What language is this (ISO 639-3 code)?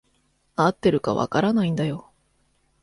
jpn